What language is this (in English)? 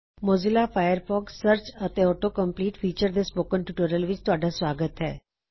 Punjabi